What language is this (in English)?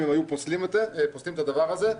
Hebrew